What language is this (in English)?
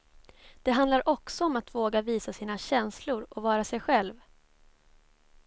Swedish